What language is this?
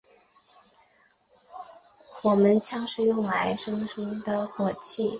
Chinese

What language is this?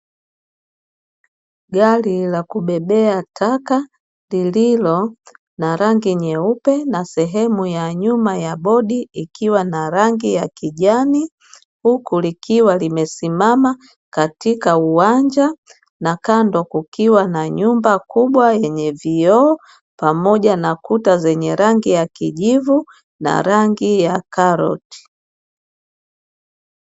Swahili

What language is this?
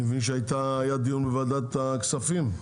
Hebrew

